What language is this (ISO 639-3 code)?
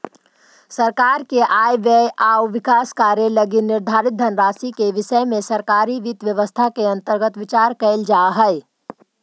mag